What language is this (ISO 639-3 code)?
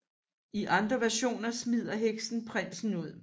dan